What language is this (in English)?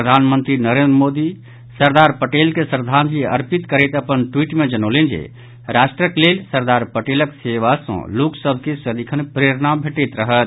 Maithili